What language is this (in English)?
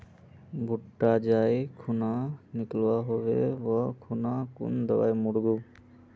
Magahi